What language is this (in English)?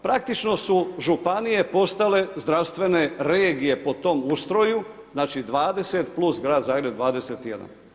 Croatian